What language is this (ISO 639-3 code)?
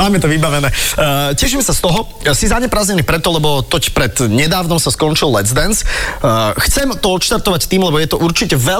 slk